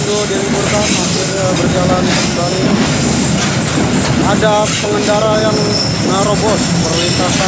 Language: Indonesian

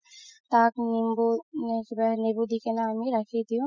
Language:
Assamese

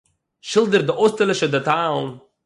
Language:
Yiddish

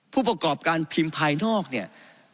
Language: Thai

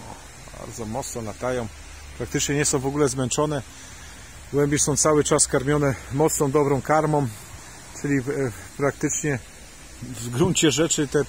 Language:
Polish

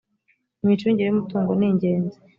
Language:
Kinyarwanda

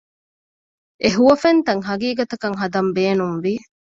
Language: Divehi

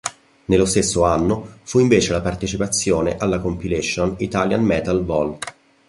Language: Italian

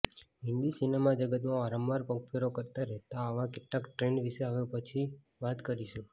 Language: Gujarati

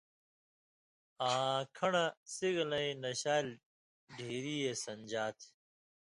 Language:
Indus Kohistani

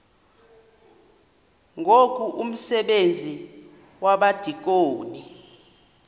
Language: Xhosa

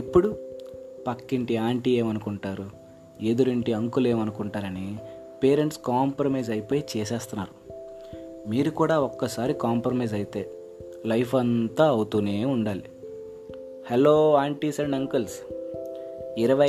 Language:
Telugu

